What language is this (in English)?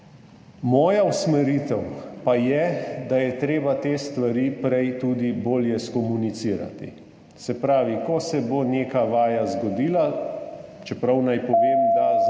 Slovenian